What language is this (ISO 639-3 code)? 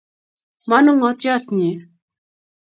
kln